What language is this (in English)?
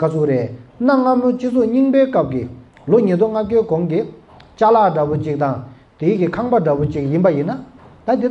Korean